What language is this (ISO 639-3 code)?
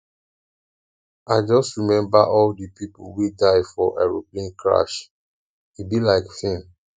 pcm